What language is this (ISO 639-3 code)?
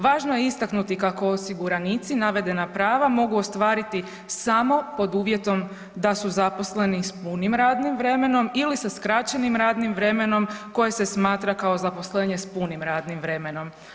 hrv